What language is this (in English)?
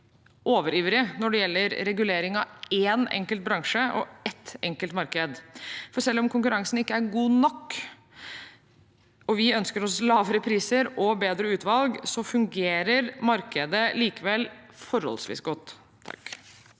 Norwegian